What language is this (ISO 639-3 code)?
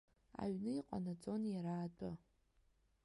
abk